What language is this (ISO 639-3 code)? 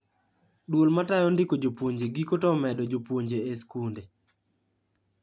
luo